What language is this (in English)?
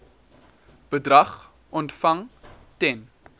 Afrikaans